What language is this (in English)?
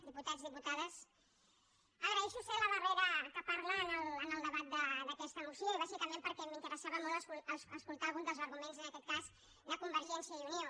Catalan